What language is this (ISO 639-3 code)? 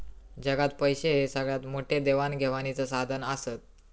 mar